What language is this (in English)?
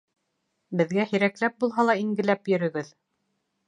Bashkir